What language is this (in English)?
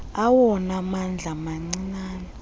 Xhosa